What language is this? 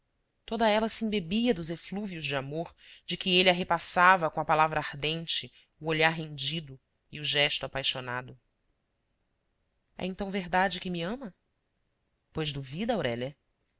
Portuguese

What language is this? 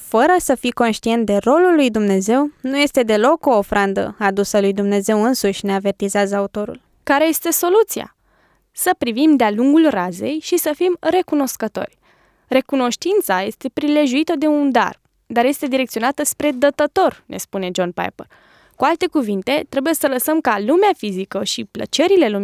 Romanian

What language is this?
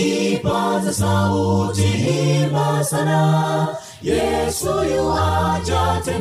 Swahili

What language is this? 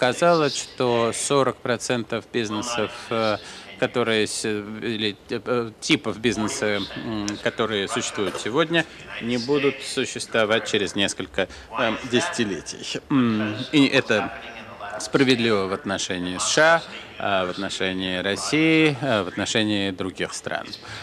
Russian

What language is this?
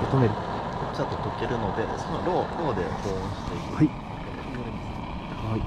Japanese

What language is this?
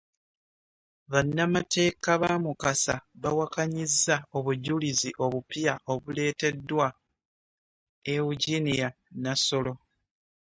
Ganda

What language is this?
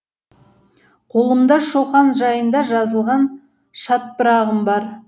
Kazakh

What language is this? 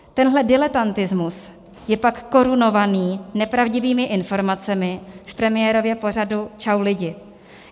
Czech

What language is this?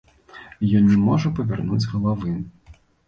Belarusian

